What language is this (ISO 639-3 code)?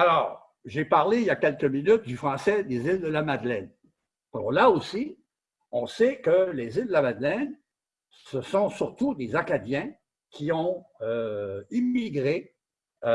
fra